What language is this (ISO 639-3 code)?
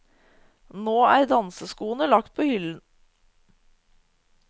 nor